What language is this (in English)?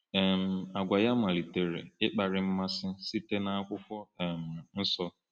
Igbo